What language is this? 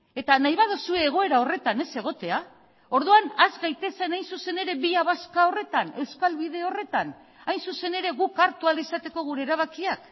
Basque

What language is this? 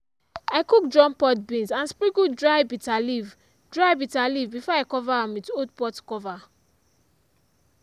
Nigerian Pidgin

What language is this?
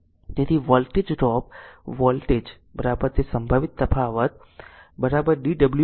Gujarati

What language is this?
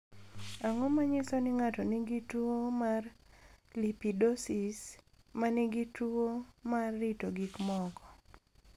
Luo (Kenya and Tanzania)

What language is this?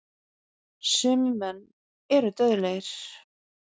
Icelandic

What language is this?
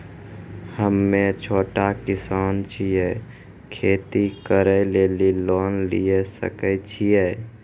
Maithili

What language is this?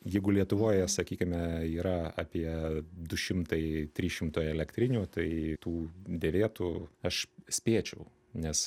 Lithuanian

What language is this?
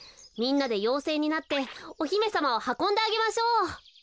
Japanese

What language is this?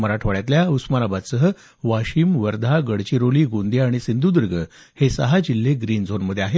Marathi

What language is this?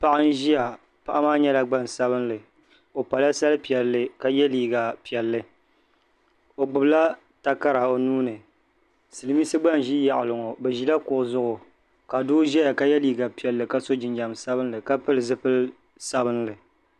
Dagbani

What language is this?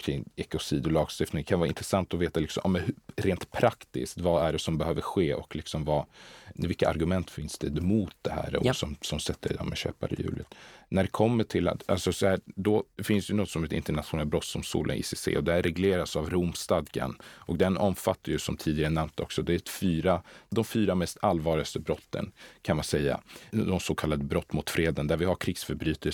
Swedish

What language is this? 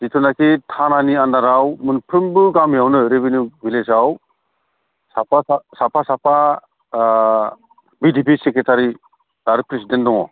Bodo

